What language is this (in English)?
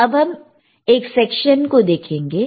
Hindi